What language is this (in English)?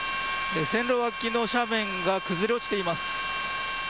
Japanese